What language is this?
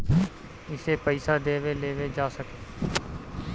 Bhojpuri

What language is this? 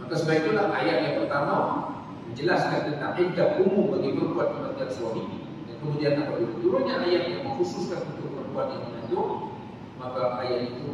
Malay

